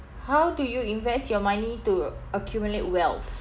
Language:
English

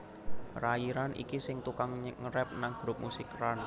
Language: Javanese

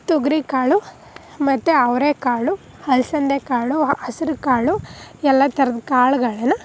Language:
Kannada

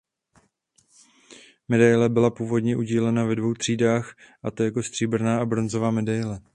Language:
Czech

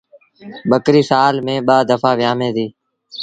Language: Sindhi Bhil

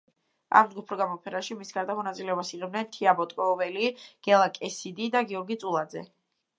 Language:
Georgian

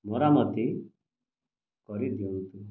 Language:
Odia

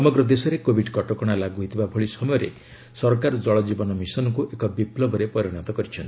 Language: Odia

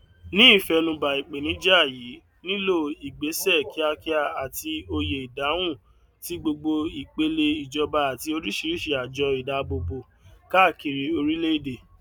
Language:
Yoruba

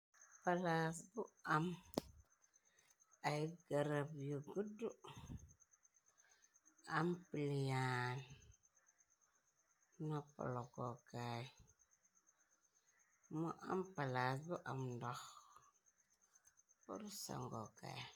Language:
Wolof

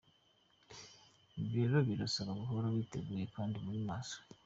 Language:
Kinyarwanda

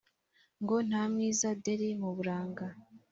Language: Kinyarwanda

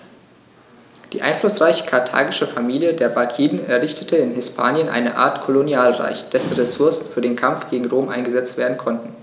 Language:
German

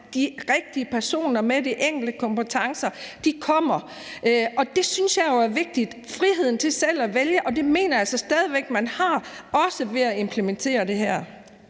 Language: Danish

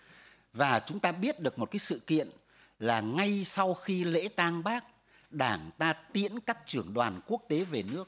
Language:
Vietnamese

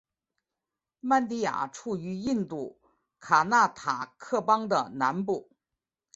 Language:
Chinese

